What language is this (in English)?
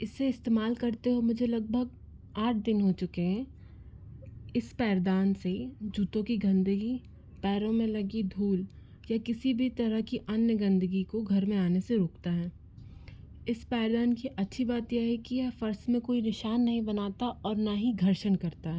Hindi